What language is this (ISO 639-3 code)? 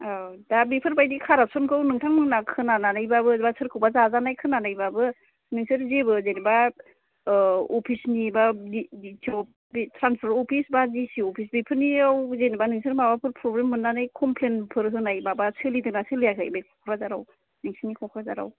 brx